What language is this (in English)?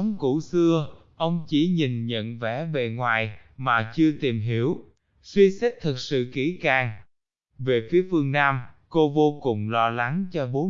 Vietnamese